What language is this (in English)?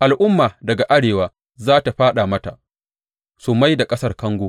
Hausa